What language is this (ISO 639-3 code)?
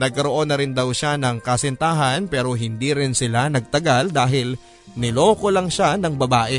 fil